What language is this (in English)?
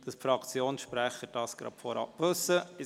Swiss German